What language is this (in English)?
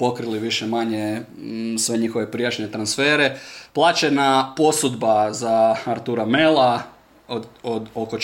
Croatian